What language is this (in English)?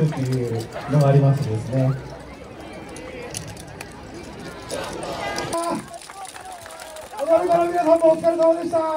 Japanese